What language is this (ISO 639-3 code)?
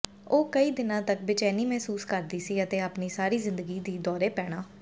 pan